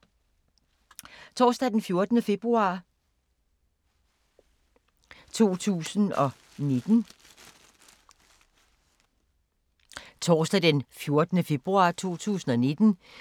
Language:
Danish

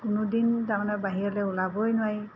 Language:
Assamese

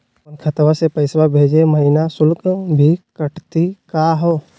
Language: Magahi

